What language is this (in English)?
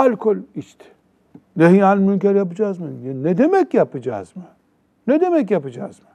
Turkish